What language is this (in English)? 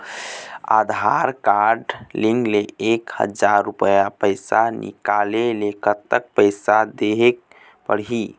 Chhattisgarhi